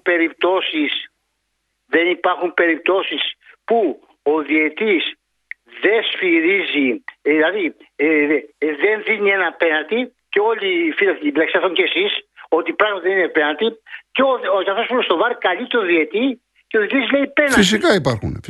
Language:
Greek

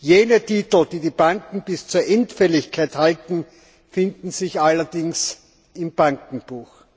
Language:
German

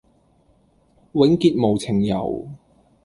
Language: Cantonese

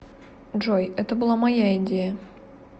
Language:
Russian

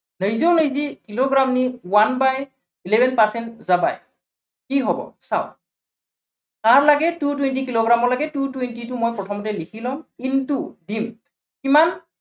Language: Assamese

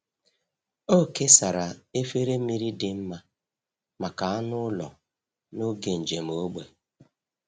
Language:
Igbo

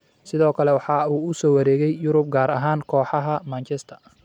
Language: Somali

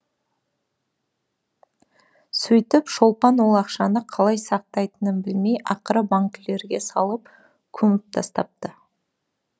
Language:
Kazakh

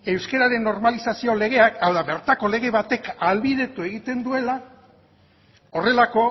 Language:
Basque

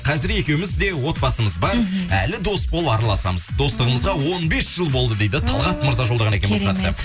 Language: Kazakh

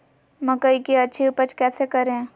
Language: Magahi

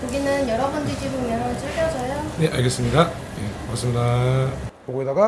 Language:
Korean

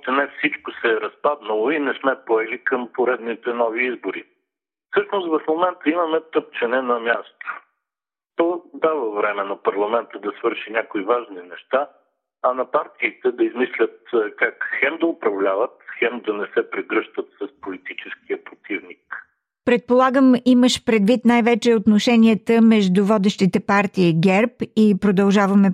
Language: Bulgarian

